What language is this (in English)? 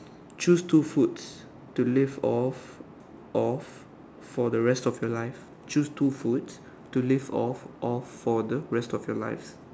English